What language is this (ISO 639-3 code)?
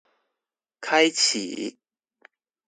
zho